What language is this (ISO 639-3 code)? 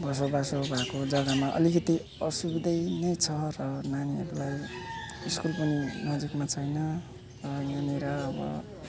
nep